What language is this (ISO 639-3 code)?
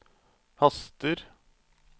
nor